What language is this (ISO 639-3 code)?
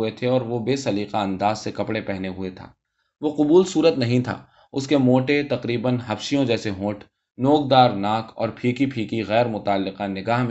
urd